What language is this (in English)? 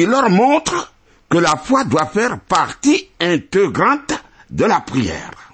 French